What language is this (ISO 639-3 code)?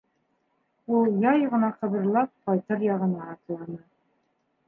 bak